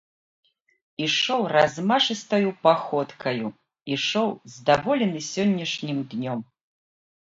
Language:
Belarusian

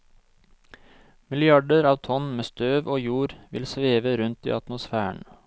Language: Norwegian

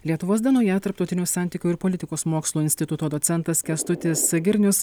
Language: Lithuanian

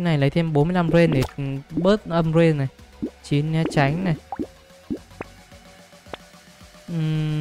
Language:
Vietnamese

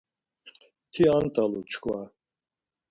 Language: Laz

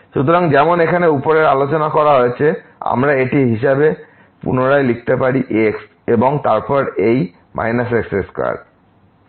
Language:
Bangla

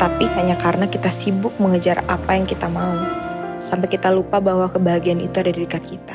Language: Indonesian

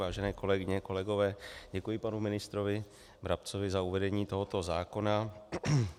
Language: Czech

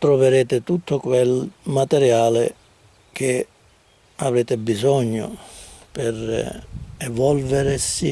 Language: Italian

